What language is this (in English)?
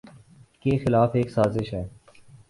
Urdu